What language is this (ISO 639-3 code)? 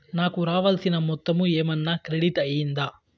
tel